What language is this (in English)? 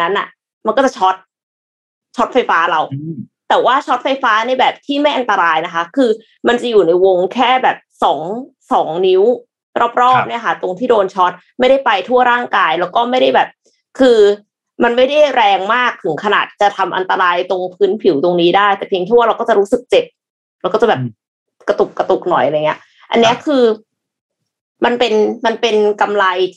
Thai